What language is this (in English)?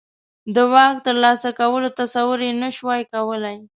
Pashto